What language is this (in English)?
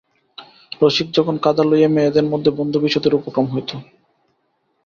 Bangla